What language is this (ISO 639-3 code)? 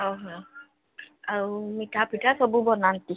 ori